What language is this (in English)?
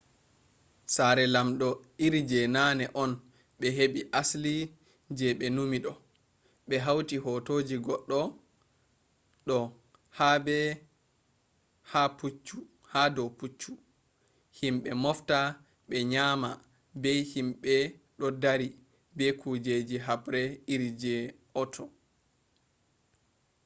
Fula